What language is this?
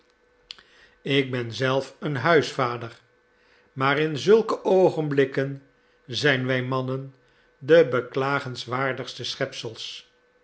Dutch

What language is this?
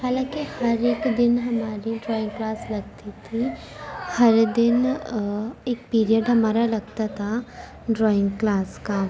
Urdu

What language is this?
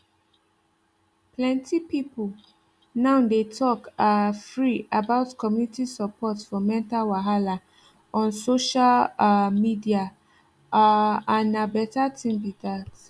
Nigerian Pidgin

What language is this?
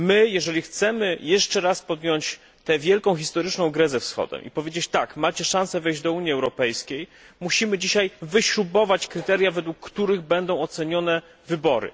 Polish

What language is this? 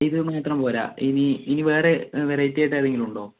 Malayalam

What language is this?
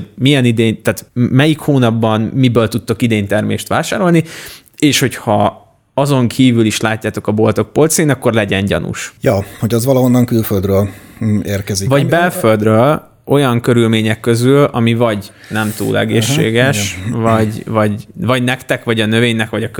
Hungarian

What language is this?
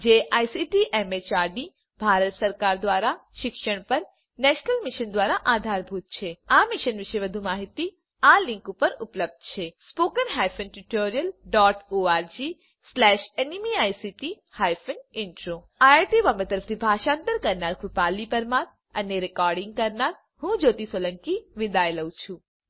Gujarati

